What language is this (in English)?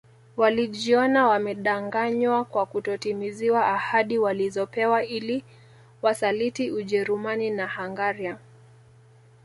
Swahili